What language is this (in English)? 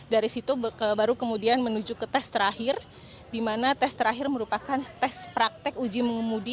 Indonesian